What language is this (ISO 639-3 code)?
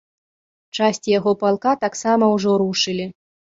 bel